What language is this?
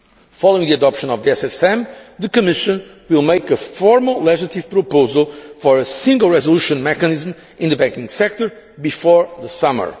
English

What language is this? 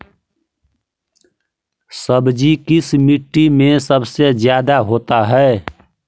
Magahi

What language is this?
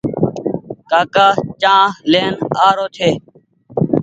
Goaria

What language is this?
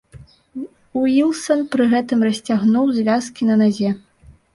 Belarusian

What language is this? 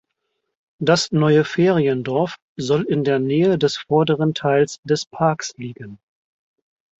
German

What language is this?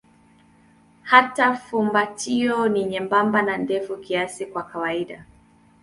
Swahili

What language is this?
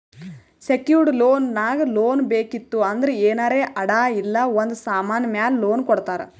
Kannada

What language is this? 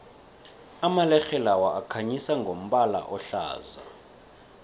South Ndebele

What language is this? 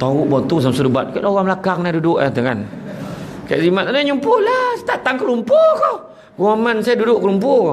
Malay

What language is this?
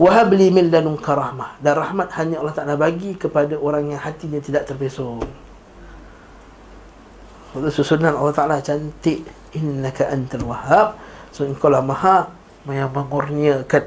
Malay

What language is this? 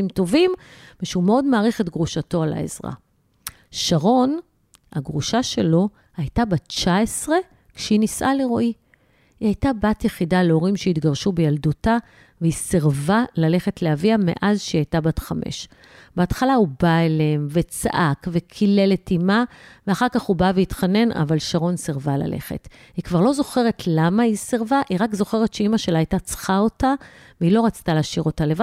Hebrew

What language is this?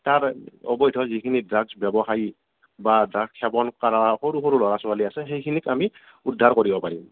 Assamese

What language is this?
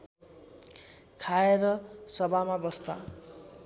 Nepali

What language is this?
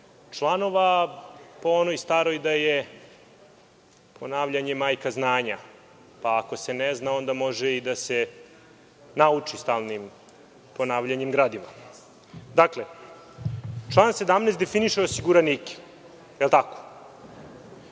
Serbian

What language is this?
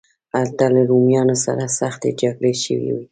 Pashto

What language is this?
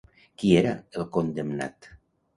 Catalan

